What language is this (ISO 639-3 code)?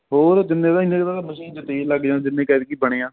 pan